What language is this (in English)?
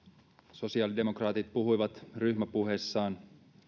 Finnish